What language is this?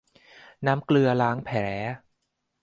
Thai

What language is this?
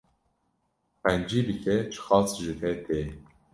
Kurdish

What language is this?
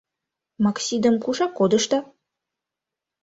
Mari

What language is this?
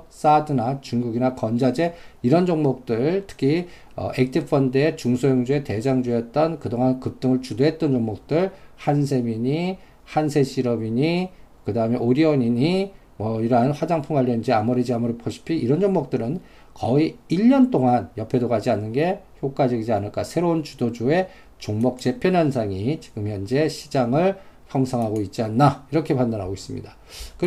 Korean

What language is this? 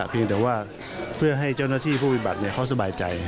Thai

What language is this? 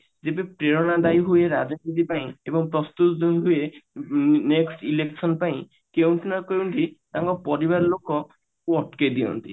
Odia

